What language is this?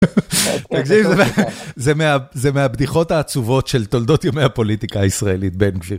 Hebrew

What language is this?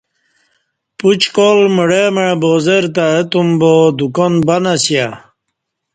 Kati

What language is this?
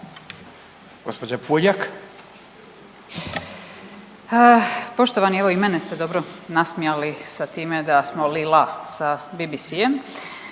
Croatian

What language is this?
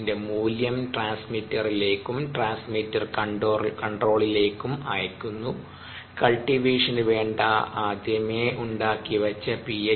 Malayalam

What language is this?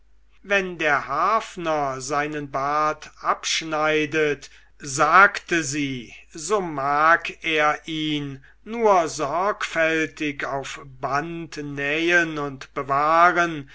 German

